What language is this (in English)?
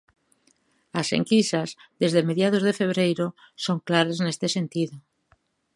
Galician